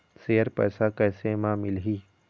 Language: Chhattisgarhi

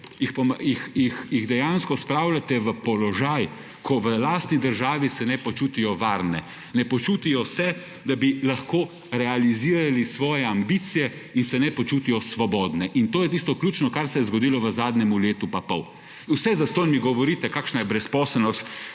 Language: Slovenian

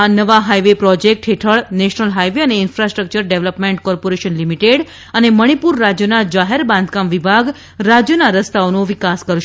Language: Gujarati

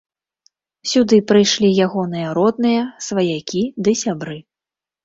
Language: Belarusian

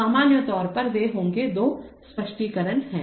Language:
Hindi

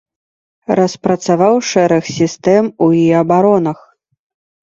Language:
Belarusian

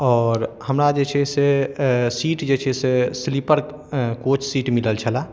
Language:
Maithili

